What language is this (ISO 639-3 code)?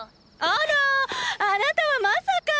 jpn